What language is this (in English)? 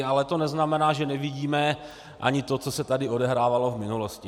Czech